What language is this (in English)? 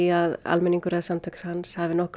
Icelandic